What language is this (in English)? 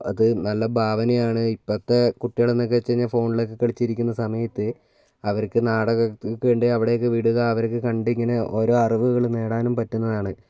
Malayalam